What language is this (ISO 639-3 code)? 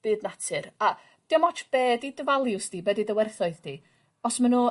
cym